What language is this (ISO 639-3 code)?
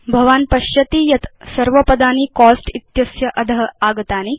san